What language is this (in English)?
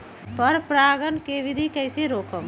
Magahi